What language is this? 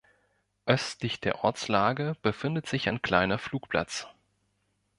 German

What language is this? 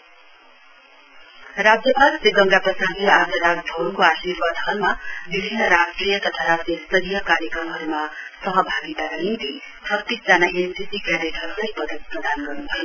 Nepali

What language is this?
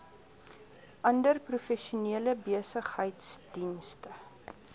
Afrikaans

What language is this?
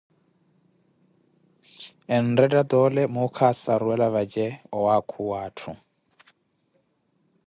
Koti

